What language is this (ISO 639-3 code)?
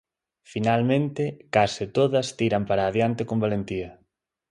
glg